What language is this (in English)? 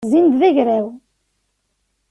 Kabyle